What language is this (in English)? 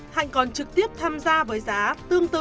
Vietnamese